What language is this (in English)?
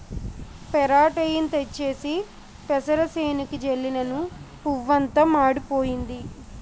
Telugu